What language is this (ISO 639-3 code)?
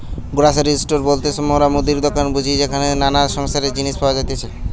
ben